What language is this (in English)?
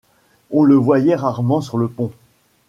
French